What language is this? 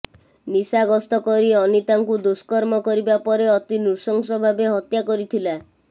Odia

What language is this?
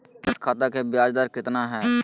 Magahi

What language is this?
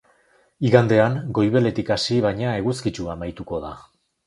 Basque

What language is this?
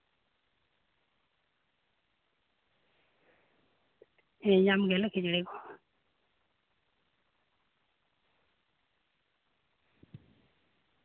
Santali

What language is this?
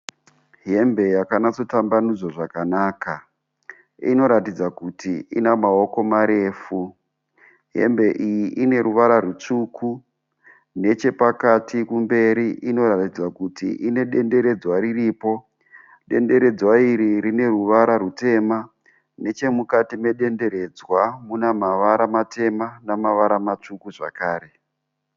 Shona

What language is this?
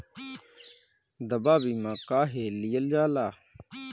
Bhojpuri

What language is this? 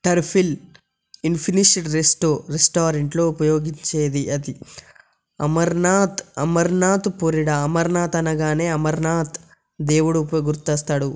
Telugu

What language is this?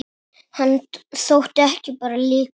Icelandic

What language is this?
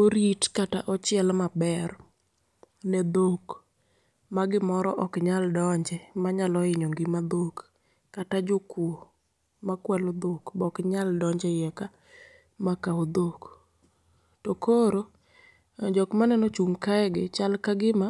Luo (Kenya and Tanzania)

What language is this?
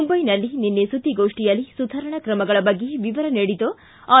Kannada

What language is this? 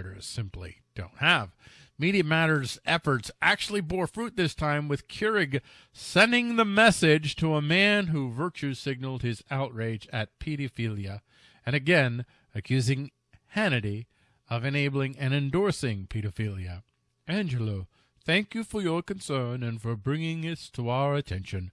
English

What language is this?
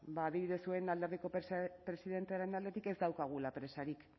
Basque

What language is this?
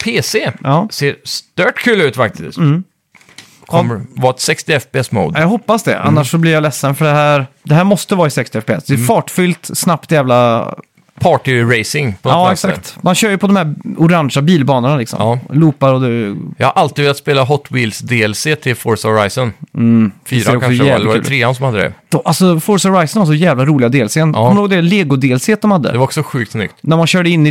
Swedish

